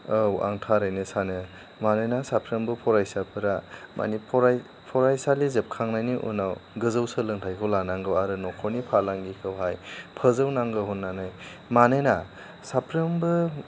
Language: Bodo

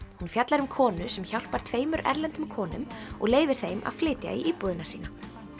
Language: Icelandic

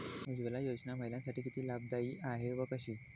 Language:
Marathi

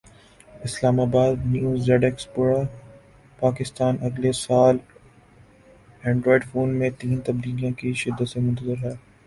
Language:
Urdu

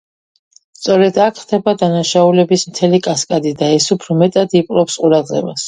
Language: Georgian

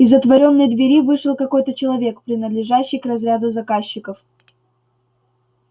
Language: Russian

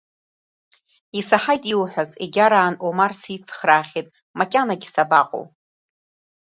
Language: Abkhazian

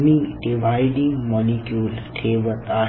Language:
Marathi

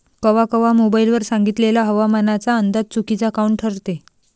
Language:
Marathi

